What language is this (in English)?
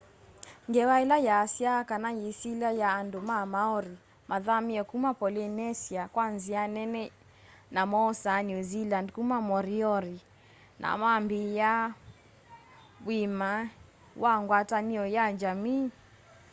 Kamba